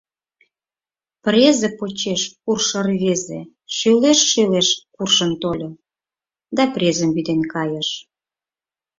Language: Mari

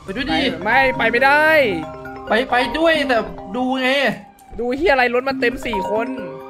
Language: Thai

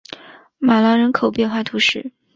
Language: Chinese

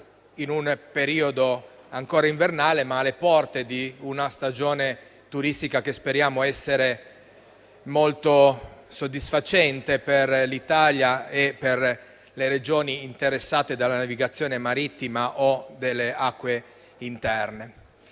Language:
Italian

